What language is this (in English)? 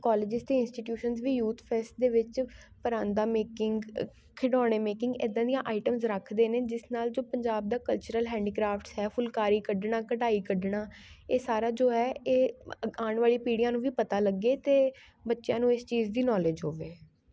Punjabi